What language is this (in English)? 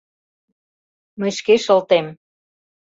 Mari